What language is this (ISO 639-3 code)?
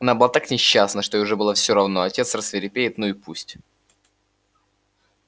rus